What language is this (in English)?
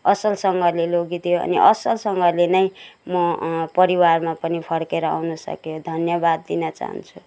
Nepali